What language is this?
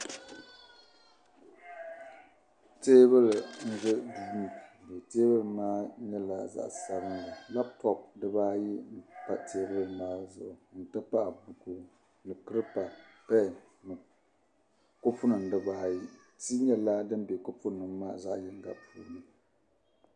Dagbani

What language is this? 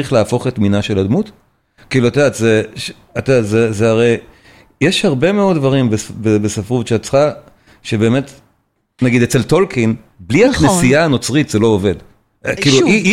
Hebrew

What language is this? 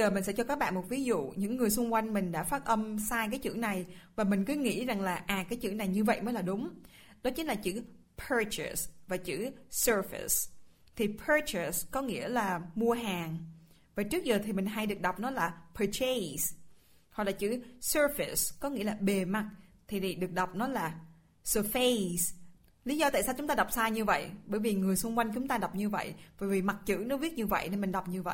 Vietnamese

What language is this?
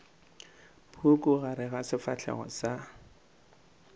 Northern Sotho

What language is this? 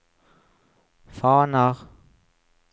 Norwegian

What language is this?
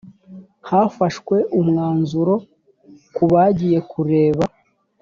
Kinyarwanda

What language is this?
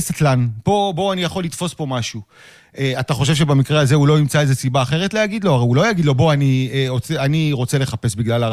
Hebrew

